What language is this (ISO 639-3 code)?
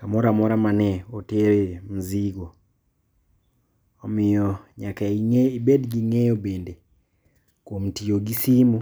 luo